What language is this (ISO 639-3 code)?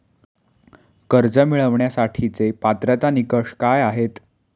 mar